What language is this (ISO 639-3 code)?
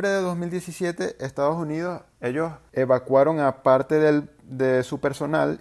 spa